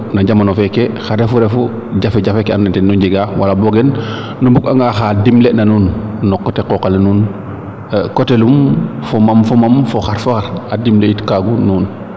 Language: Serer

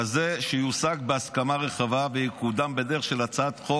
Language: Hebrew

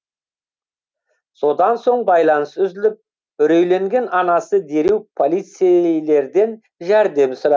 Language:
Kazakh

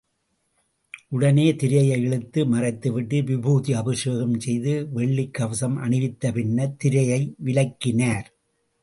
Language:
Tamil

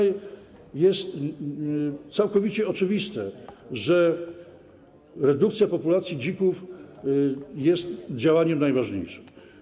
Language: Polish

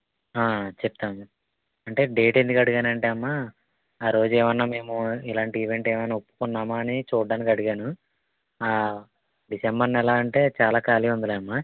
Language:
Telugu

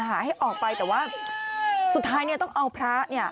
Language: Thai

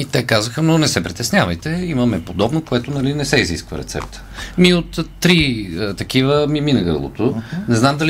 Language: Bulgarian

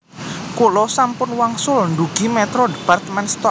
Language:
Javanese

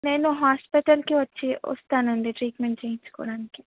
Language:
Telugu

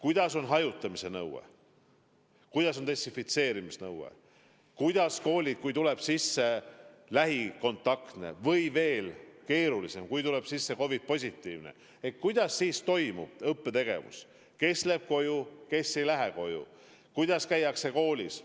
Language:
Estonian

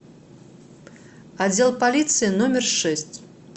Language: Russian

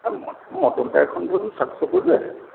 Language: Bangla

